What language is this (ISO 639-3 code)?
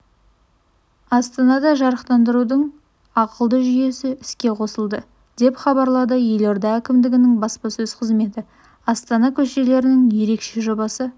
kaz